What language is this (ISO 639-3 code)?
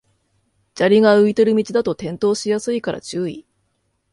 jpn